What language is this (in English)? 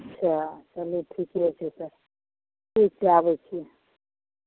Maithili